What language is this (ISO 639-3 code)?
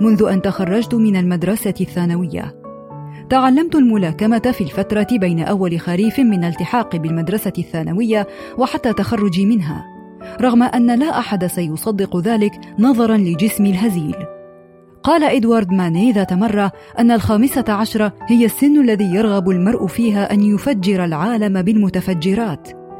ara